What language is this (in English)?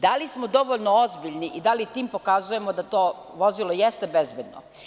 Serbian